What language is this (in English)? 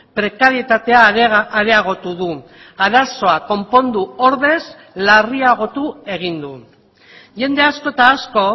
Basque